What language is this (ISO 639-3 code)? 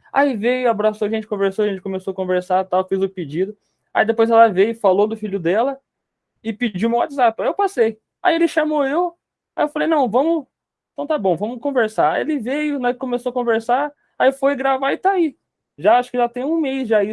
por